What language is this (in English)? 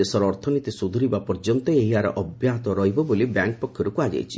Odia